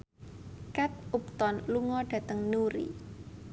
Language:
Javanese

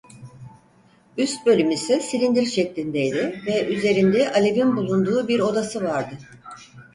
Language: Turkish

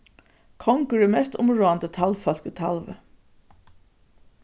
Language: Faroese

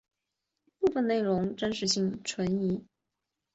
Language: Chinese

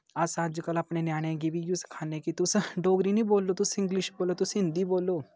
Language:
Dogri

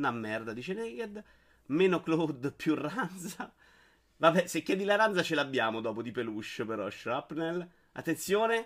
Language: Italian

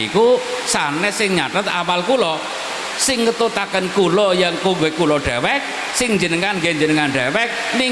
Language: Indonesian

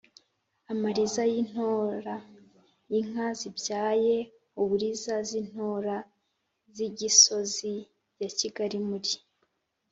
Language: Kinyarwanda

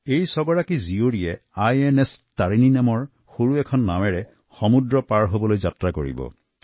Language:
Assamese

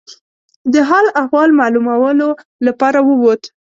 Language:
Pashto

